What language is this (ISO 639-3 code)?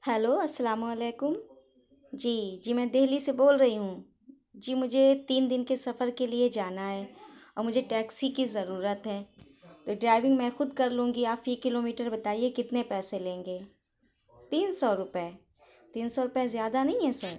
urd